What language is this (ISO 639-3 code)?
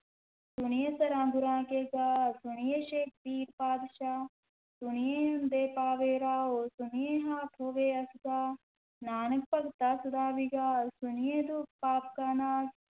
pan